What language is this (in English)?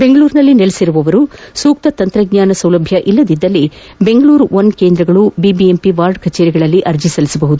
Kannada